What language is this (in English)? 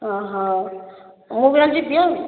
Odia